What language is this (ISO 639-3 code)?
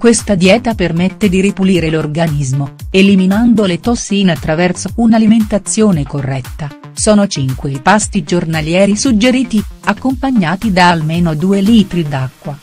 ita